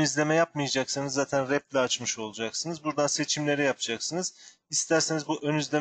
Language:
Turkish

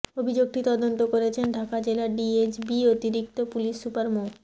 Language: Bangla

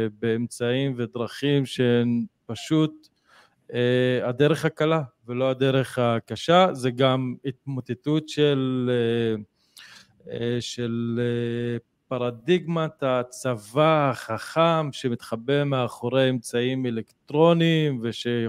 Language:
Hebrew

